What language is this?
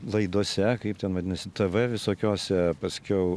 Lithuanian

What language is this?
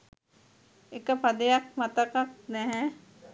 Sinhala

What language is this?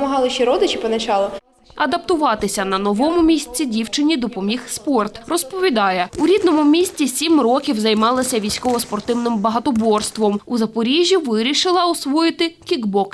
Ukrainian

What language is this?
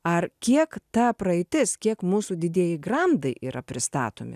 Lithuanian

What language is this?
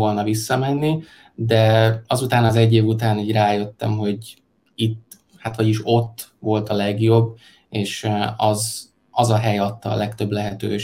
Hungarian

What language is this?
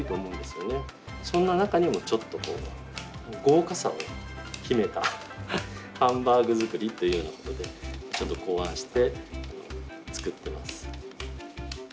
Japanese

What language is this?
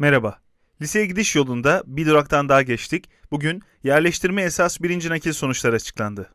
Turkish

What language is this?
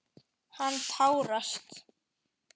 Icelandic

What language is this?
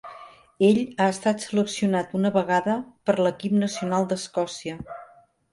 Catalan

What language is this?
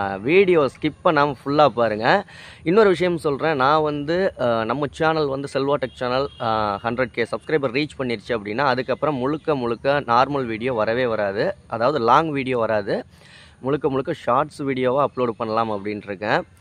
Tamil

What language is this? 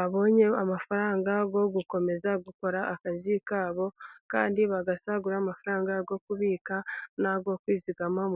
Kinyarwanda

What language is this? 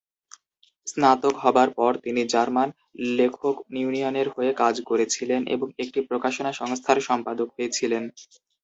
Bangla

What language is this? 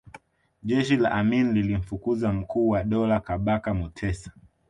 Swahili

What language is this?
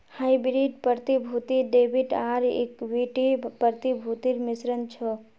Magahi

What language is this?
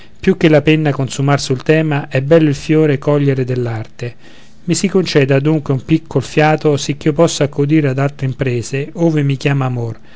Italian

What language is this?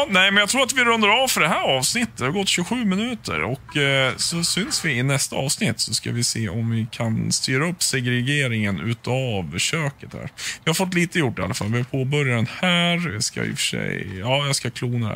Swedish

